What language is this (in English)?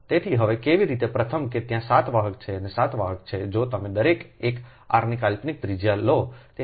Gujarati